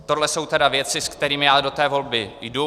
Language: Czech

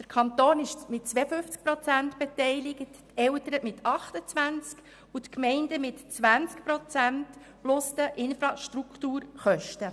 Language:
Swiss German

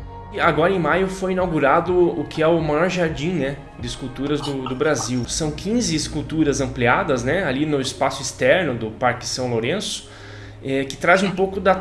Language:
Portuguese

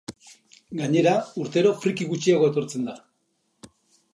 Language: Basque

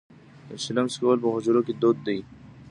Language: Pashto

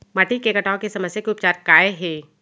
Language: Chhattisgarhi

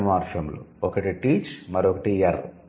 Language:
Telugu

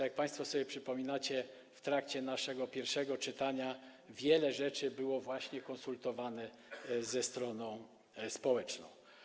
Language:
Polish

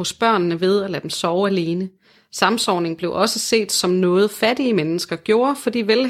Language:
Danish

